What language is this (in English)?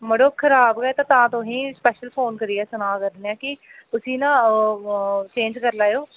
Dogri